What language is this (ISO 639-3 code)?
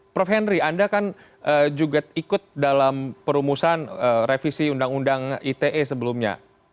ind